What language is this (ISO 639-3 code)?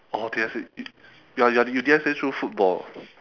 eng